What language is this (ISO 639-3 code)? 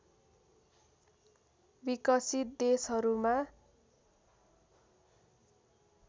nep